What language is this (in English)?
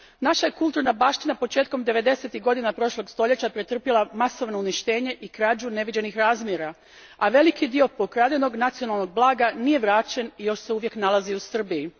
Croatian